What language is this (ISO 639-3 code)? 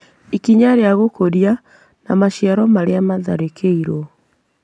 kik